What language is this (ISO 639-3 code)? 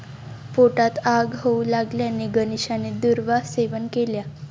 mar